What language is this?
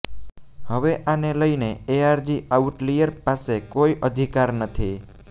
Gujarati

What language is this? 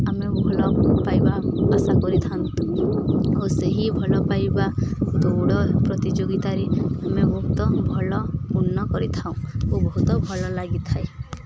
Odia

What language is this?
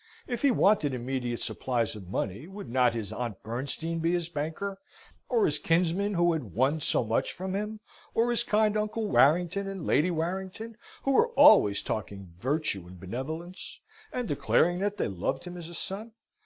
English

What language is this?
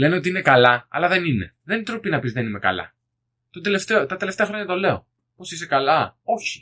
Greek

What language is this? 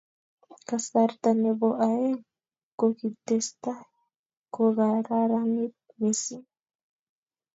Kalenjin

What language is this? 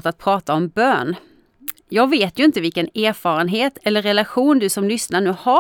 Swedish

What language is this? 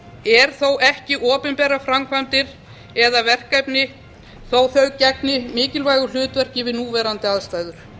Icelandic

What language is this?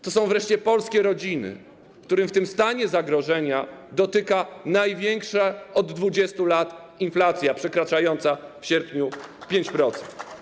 Polish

